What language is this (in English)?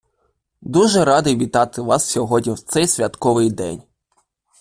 Ukrainian